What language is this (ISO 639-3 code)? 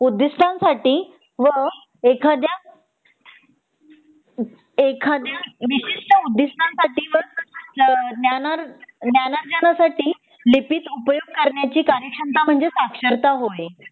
mar